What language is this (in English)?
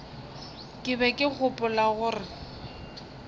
Northern Sotho